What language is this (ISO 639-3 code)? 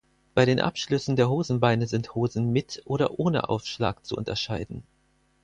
deu